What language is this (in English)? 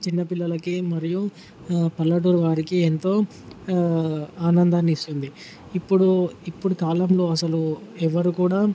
Telugu